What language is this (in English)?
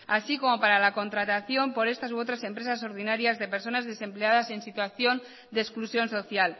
Spanish